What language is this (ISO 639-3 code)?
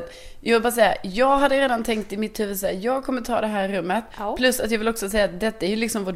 swe